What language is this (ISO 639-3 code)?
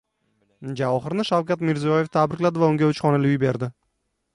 uzb